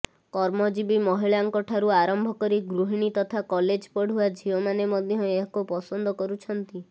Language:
Odia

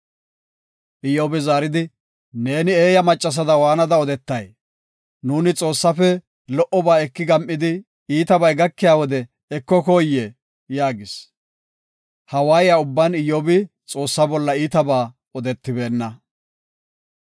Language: Gofa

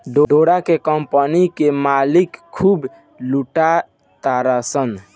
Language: Bhojpuri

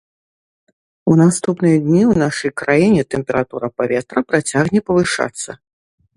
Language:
Belarusian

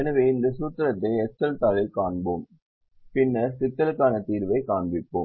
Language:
Tamil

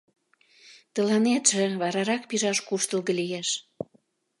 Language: Mari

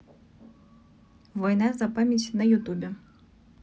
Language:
Russian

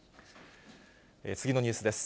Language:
Japanese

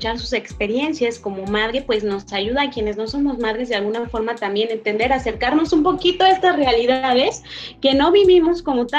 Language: Spanish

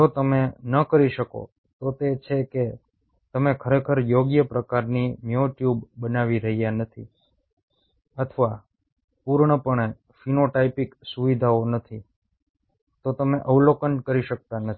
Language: Gujarati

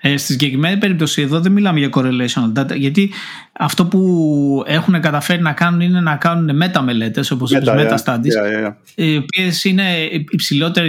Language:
Greek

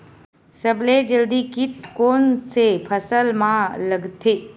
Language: Chhattisgarhi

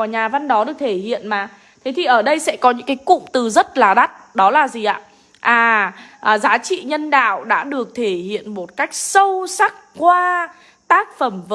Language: Vietnamese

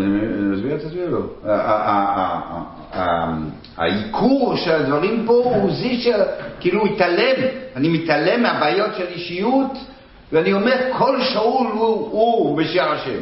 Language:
Hebrew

